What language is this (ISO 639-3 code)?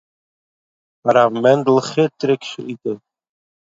yid